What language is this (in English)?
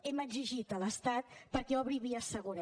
Catalan